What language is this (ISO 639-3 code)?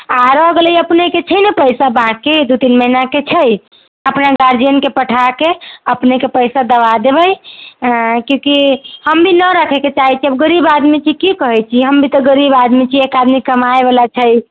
mai